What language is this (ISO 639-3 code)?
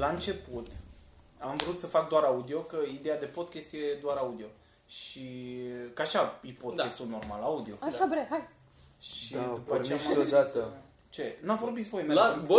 ron